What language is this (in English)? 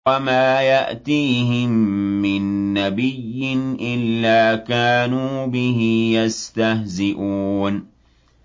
Arabic